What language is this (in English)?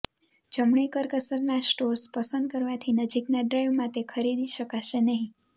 Gujarati